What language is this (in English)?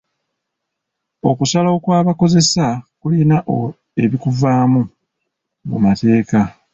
Ganda